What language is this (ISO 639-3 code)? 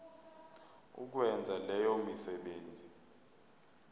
zul